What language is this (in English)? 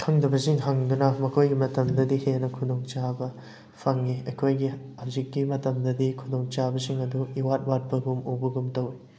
Manipuri